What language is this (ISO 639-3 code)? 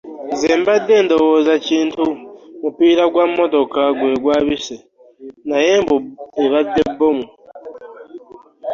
lug